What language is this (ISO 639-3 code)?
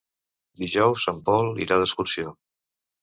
cat